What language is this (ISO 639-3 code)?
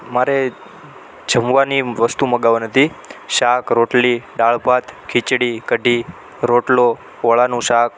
guj